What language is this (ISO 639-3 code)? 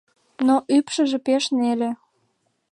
chm